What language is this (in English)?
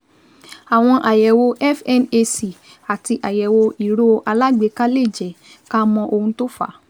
Yoruba